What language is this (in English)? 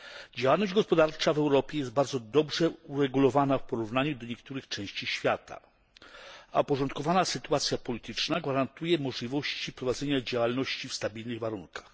Polish